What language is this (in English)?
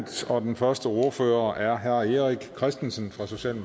Danish